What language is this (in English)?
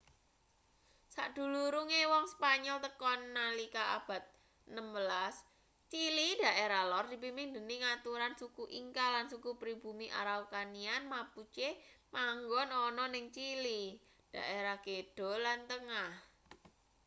Javanese